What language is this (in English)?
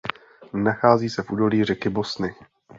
Czech